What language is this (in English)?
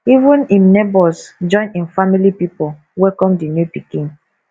Nigerian Pidgin